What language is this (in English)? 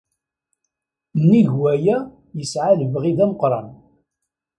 Kabyle